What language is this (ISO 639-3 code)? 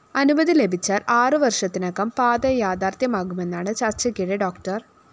mal